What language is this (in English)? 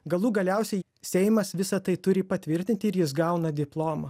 Lithuanian